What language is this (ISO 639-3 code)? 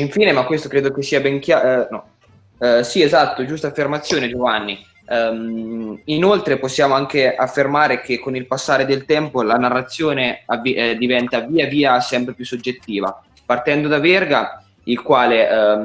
ita